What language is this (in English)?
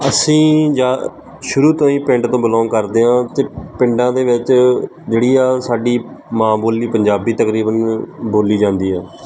Punjabi